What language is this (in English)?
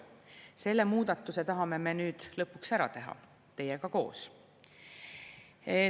Estonian